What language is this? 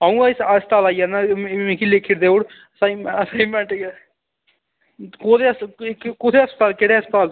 Dogri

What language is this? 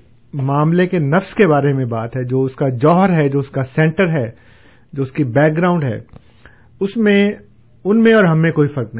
Urdu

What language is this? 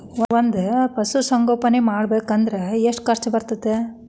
Kannada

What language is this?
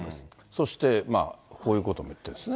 Japanese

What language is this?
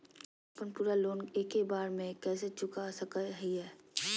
Magahi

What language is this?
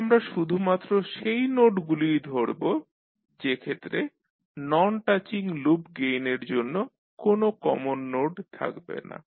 Bangla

